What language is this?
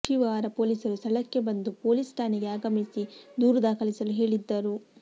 Kannada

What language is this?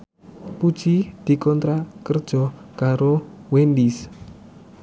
Javanese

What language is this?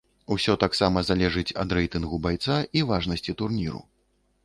Belarusian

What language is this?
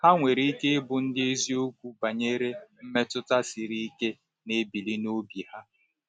Igbo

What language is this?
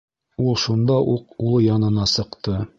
Bashkir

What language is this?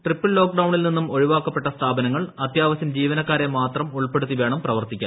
Malayalam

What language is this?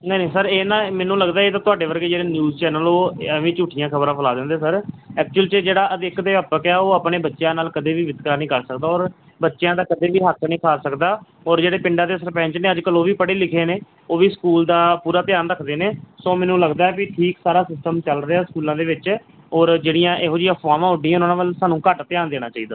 Punjabi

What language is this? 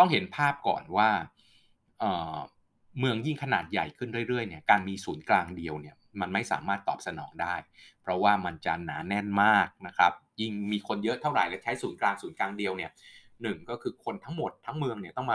Thai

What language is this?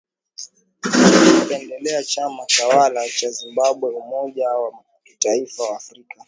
Swahili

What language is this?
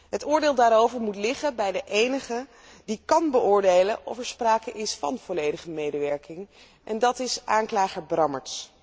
Dutch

